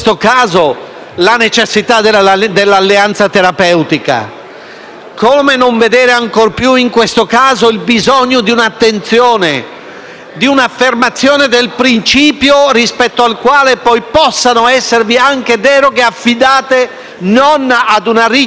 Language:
Italian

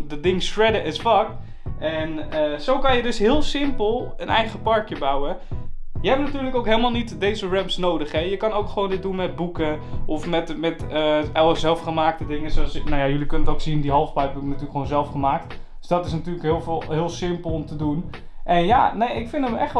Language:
Dutch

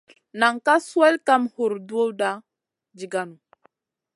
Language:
Masana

